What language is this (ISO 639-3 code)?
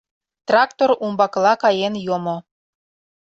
chm